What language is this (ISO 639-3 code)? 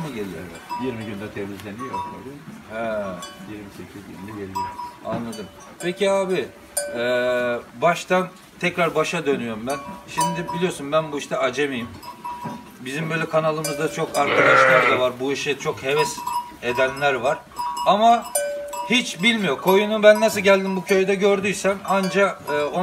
tur